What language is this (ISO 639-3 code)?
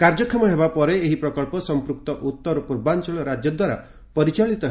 ori